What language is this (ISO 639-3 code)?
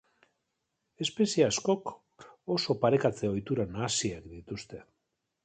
eus